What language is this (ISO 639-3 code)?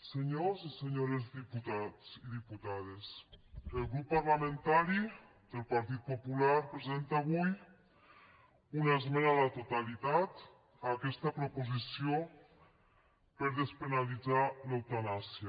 cat